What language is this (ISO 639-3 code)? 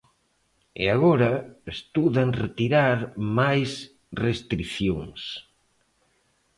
glg